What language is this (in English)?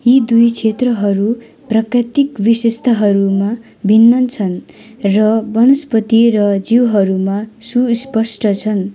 Nepali